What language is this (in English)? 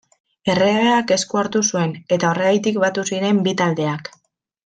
Basque